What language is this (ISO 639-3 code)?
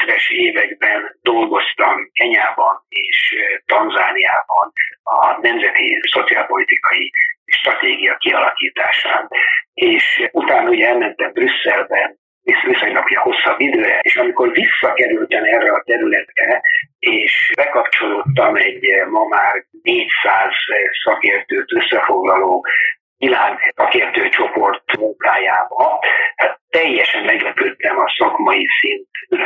hun